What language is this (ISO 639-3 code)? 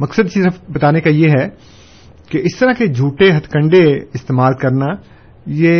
urd